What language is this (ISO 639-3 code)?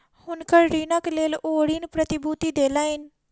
mai